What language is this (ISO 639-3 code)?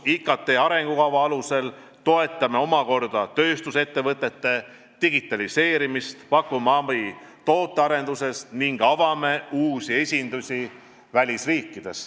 est